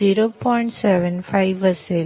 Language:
Marathi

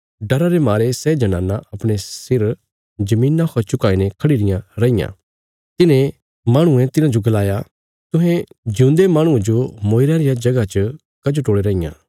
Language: Bilaspuri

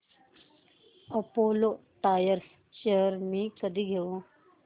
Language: Marathi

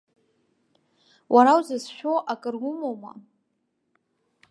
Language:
Abkhazian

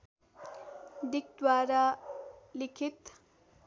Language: Nepali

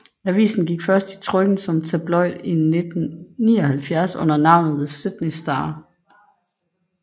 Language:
Danish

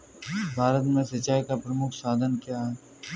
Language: Hindi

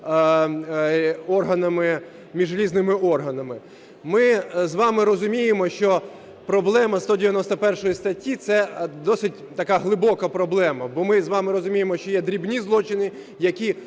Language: Ukrainian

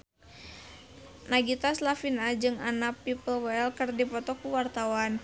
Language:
Sundanese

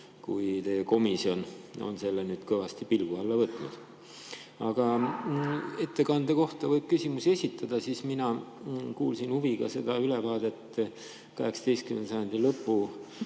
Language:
Estonian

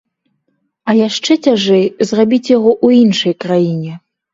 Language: Belarusian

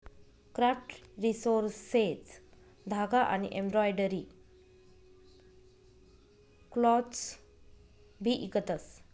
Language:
Marathi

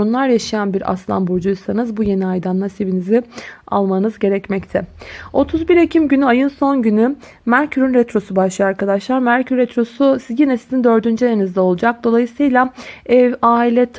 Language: Turkish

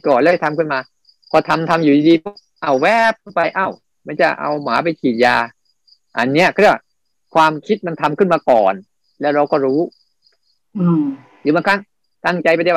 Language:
Thai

